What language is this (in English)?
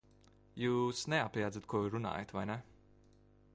Latvian